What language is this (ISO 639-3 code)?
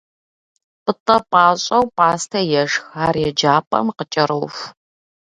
kbd